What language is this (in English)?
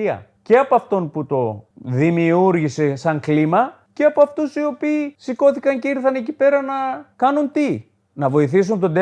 Greek